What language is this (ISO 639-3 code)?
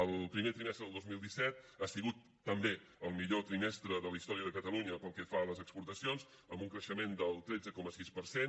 cat